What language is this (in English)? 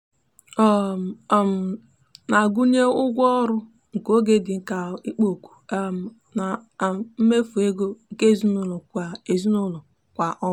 Igbo